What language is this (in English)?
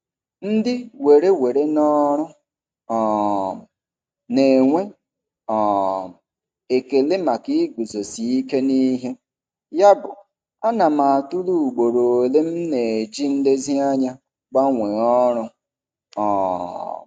Igbo